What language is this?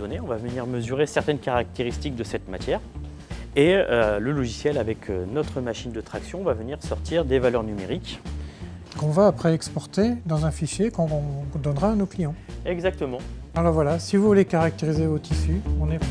French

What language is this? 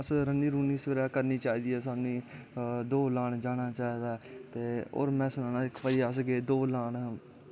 Dogri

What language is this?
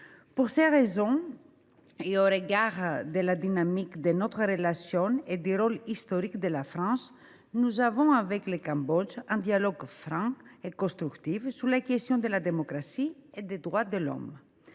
French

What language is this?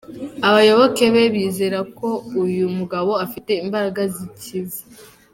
Kinyarwanda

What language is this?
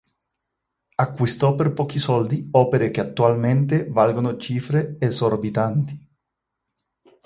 Italian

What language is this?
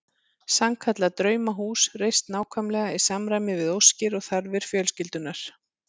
Icelandic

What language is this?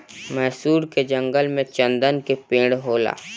Bhojpuri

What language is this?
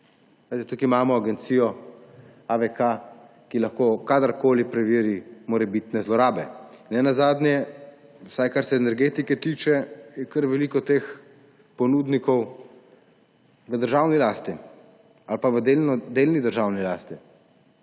Slovenian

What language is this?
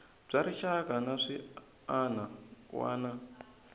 Tsonga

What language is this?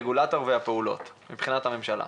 Hebrew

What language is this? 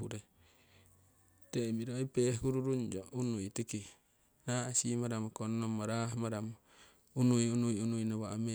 Siwai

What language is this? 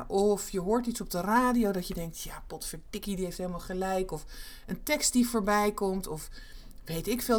Dutch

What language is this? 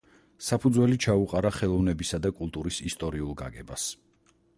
Georgian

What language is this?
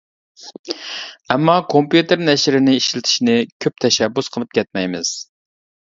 Uyghur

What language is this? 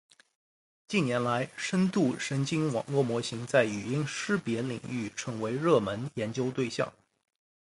Chinese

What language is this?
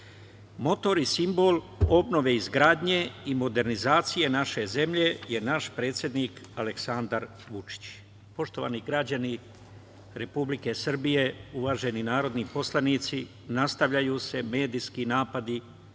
Serbian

